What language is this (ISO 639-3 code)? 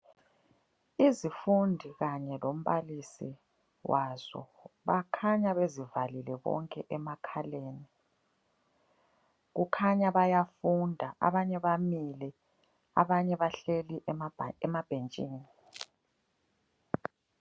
nde